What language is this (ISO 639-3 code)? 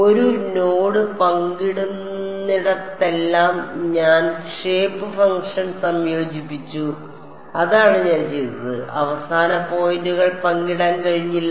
mal